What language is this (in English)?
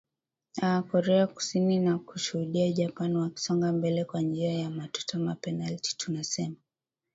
Swahili